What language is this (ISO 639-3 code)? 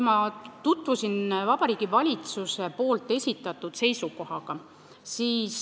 est